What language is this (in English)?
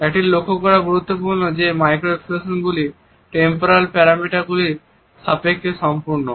Bangla